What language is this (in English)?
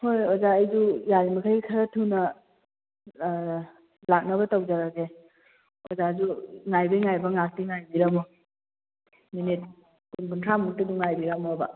Manipuri